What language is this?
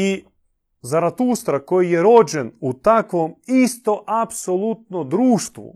Croatian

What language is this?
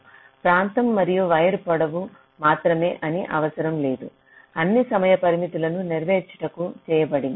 Telugu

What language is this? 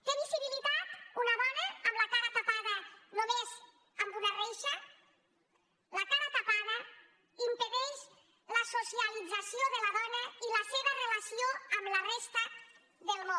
Catalan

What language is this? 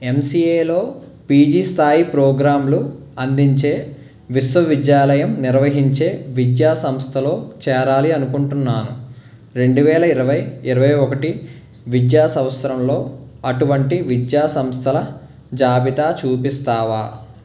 Telugu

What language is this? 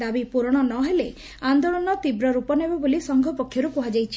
Odia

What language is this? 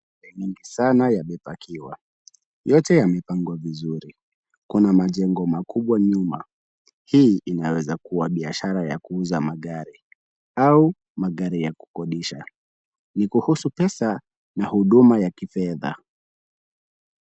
Swahili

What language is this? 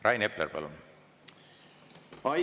Estonian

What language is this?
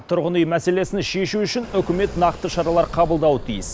Kazakh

